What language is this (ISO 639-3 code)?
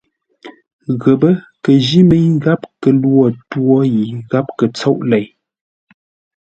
nla